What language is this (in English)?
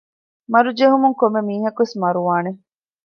Divehi